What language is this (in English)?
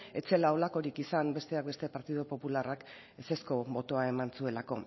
Basque